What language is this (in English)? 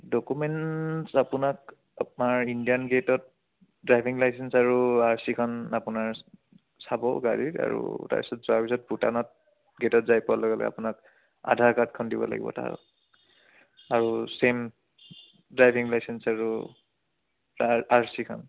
Assamese